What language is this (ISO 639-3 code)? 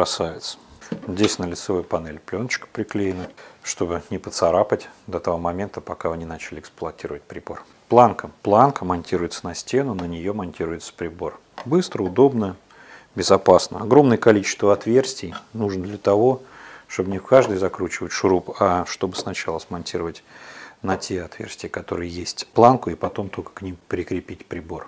rus